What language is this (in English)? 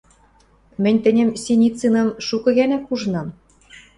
Western Mari